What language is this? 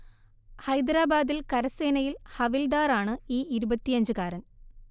Malayalam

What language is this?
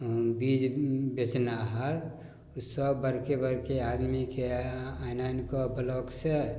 Maithili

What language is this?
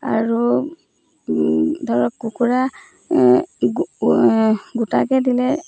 Assamese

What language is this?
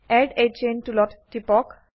Assamese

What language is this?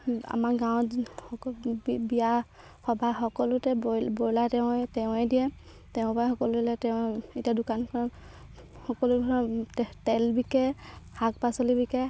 Assamese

